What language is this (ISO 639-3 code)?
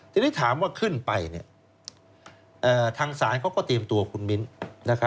tha